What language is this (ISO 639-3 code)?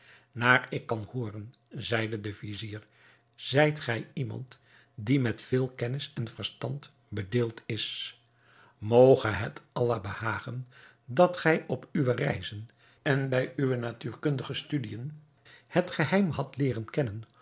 nld